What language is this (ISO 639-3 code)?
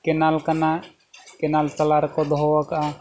sat